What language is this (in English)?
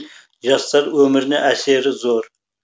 Kazakh